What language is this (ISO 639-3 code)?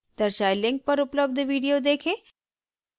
hin